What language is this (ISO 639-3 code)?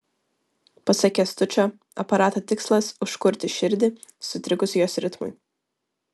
lit